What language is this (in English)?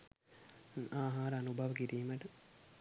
Sinhala